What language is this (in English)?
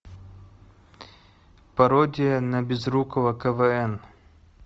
Russian